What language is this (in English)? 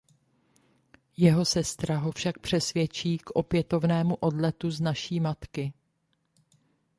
Czech